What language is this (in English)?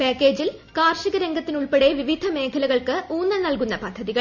Malayalam